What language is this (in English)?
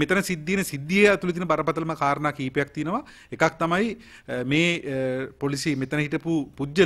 Hindi